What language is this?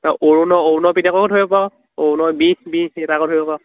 Assamese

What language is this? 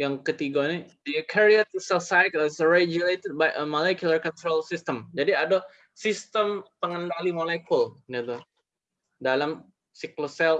Indonesian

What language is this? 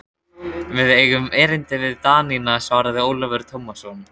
Icelandic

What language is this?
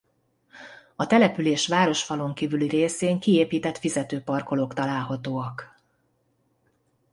Hungarian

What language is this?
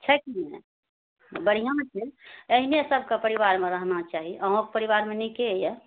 Maithili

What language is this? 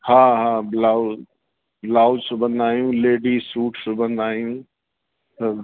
Sindhi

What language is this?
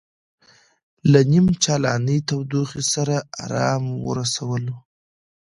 Pashto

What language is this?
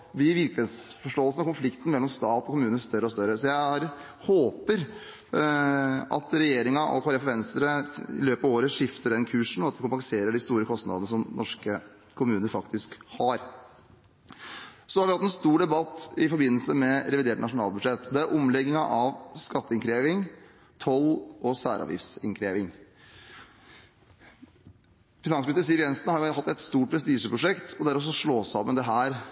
Norwegian Bokmål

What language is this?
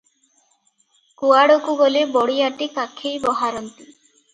Odia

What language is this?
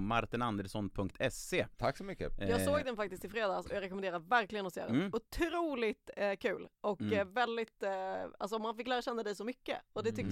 Swedish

